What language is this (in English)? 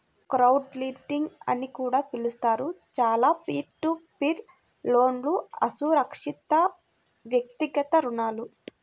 Telugu